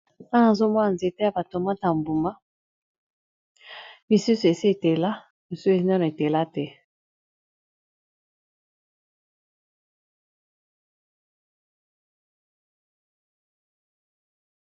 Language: Lingala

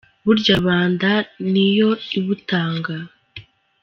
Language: Kinyarwanda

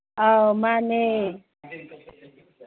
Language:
Manipuri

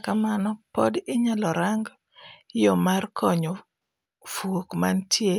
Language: Luo (Kenya and Tanzania)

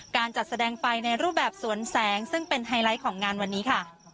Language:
Thai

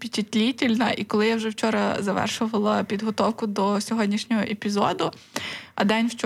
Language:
Ukrainian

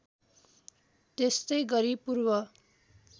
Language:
Nepali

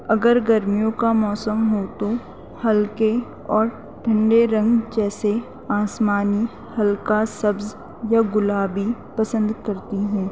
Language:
Urdu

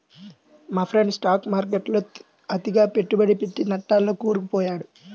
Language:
Telugu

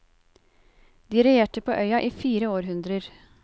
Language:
Norwegian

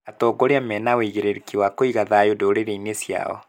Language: Kikuyu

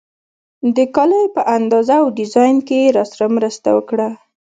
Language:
Pashto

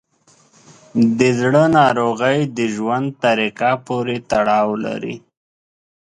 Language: Pashto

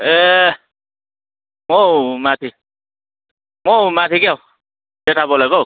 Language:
Nepali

